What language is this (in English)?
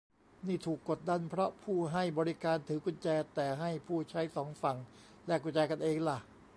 Thai